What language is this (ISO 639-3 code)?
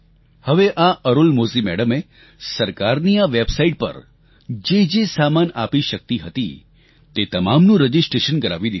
guj